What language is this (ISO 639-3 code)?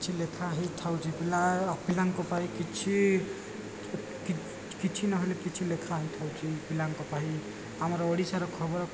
ori